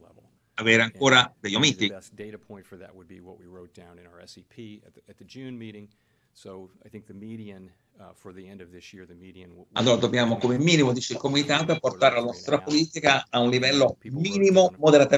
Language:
Italian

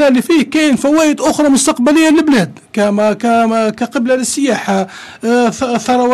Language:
Arabic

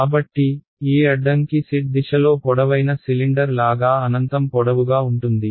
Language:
Telugu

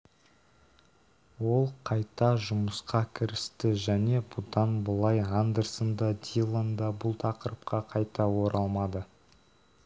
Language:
Kazakh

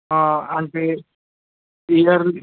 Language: Telugu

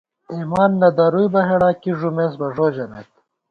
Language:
Gawar-Bati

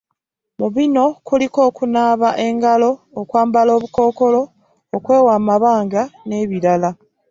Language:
Ganda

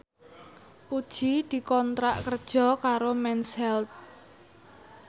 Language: Javanese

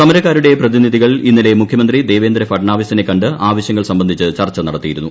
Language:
Malayalam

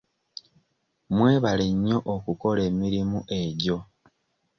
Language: Ganda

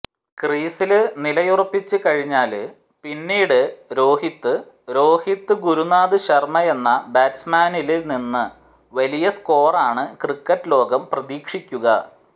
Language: Malayalam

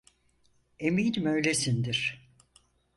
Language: Turkish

